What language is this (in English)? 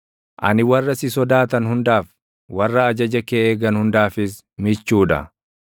Oromo